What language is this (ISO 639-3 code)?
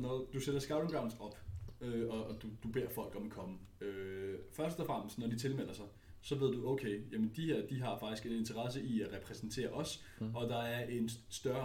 dan